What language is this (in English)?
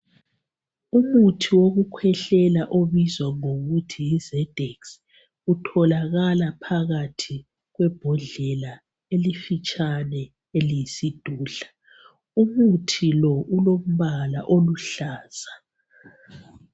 North Ndebele